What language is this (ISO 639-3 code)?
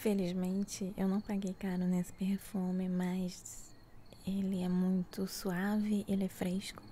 por